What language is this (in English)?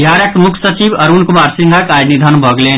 Maithili